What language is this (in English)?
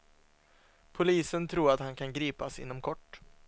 Swedish